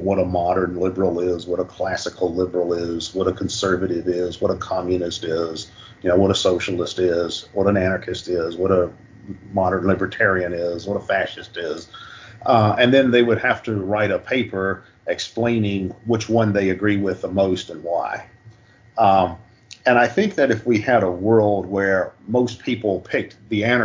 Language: English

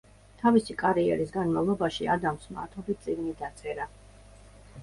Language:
Georgian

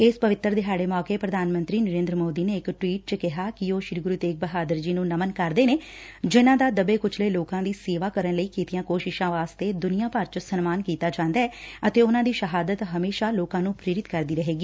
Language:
Punjabi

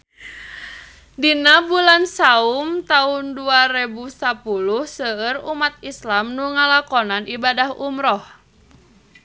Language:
Sundanese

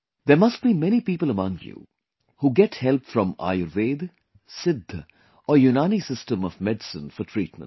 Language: English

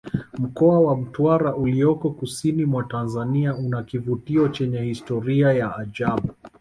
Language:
Swahili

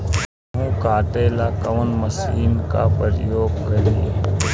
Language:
Bhojpuri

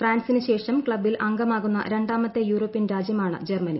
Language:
Malayalam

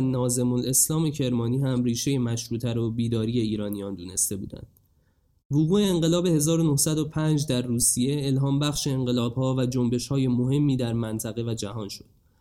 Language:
Persian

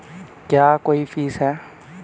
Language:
Hindi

